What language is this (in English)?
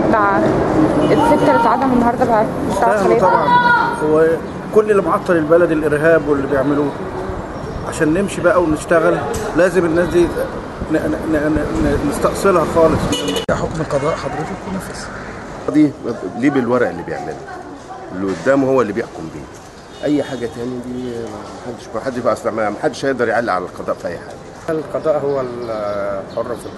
Arabic